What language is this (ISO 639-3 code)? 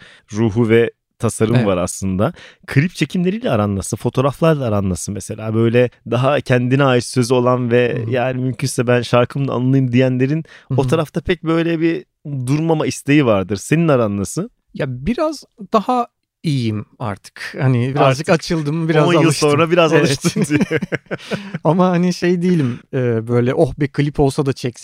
tur